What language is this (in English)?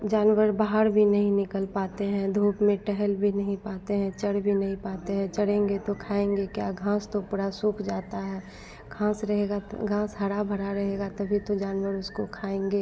Hindi